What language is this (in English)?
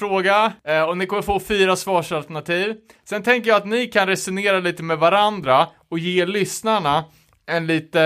Swedish